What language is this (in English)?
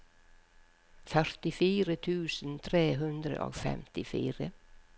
Norwegian